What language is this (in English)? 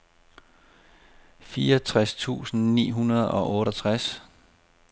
Danish